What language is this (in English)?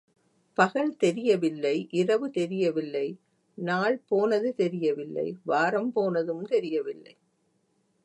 Tamil